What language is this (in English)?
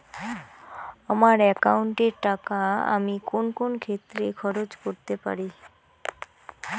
Bangla